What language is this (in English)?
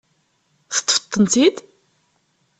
Kabyle